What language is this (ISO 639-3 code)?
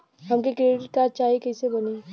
bho